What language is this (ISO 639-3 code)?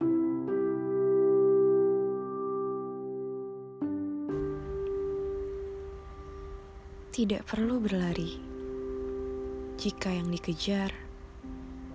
ind